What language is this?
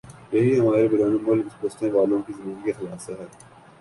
Urdu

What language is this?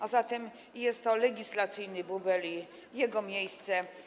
Polish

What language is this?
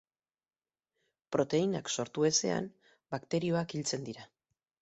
Basque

